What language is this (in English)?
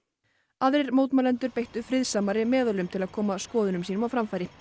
Icelandic